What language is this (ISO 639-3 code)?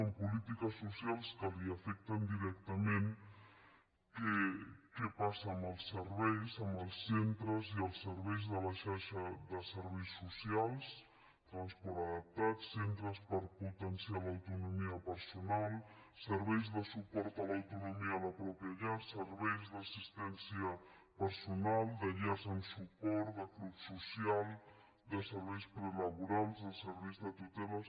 cat